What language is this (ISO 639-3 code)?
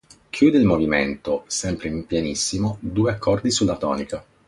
ita